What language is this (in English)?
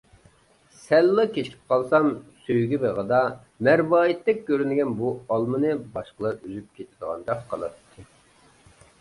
Uyghur